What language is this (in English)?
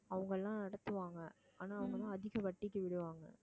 Tamil